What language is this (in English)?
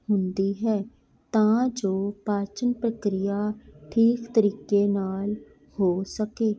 Punjabi